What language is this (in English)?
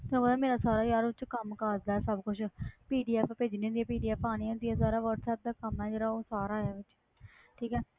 Punjabi